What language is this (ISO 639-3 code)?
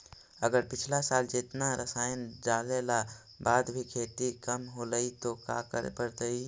mag